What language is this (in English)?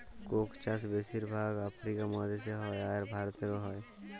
Bangla